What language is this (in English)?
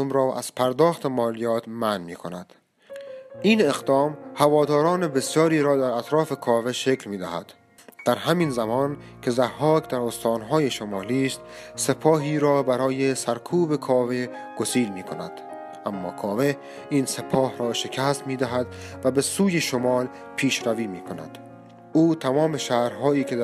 Persian